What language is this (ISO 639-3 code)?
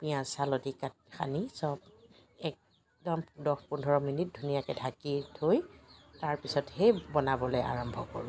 asm